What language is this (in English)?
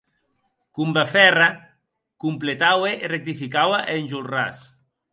Occitan